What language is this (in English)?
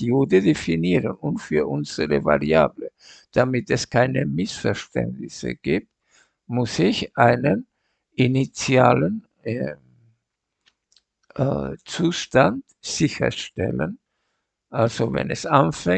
German